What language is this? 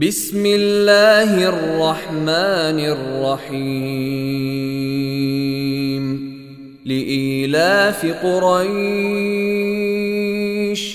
Arabic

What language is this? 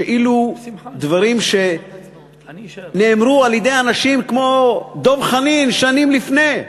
Hebrew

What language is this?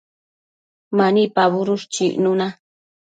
Matsés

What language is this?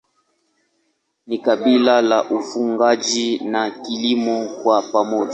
Swahili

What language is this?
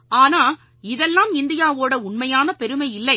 Tamil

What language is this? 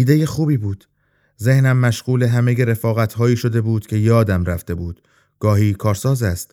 Persian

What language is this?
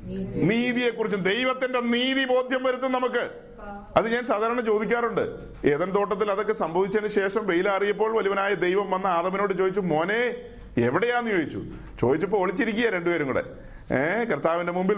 Malayalam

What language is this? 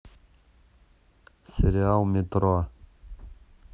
Russian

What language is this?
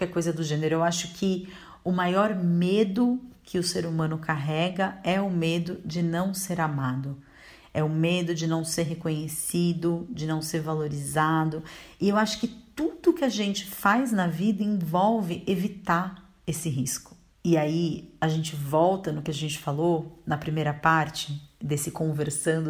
Portuguese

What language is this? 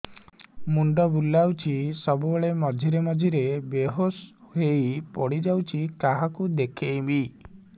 Odia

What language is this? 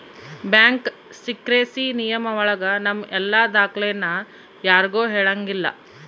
Kannada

